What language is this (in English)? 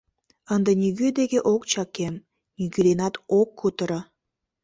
Mari